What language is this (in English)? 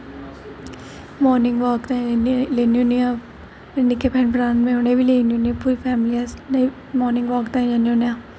Dogri